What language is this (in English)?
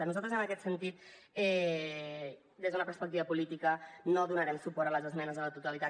Catalan